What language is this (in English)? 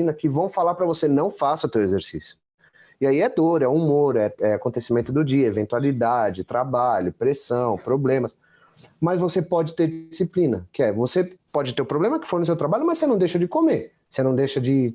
Portuguese